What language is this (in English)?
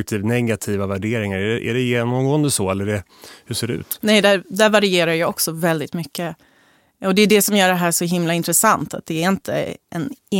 Swedish